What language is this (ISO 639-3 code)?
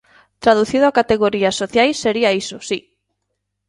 glg